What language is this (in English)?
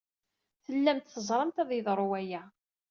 Kabyle